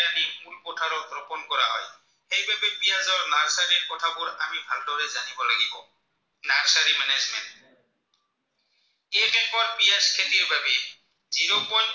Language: Assamese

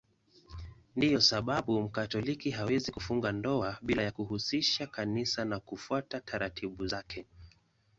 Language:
Swahili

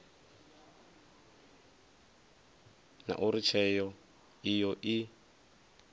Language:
Venda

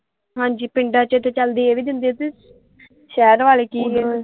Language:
Punjabi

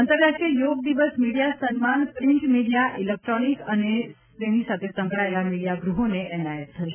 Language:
Gujarati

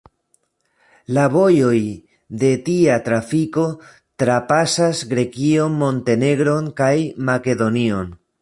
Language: Esperanto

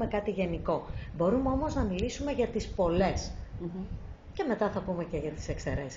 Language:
Greek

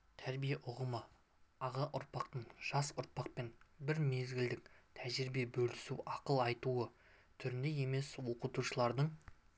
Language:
Kazakh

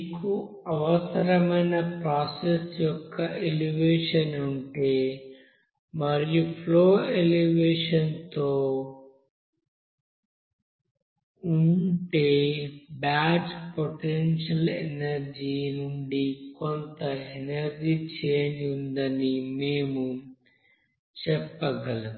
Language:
Telugu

